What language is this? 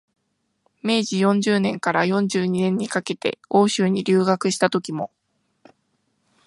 Japanese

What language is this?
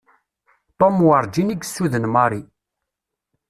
Kabyle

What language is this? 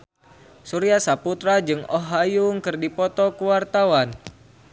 Sundanese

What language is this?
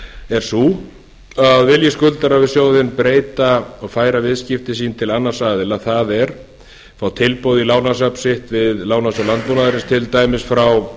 Icelandic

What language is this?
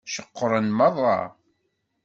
Kabyle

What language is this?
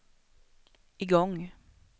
Swedish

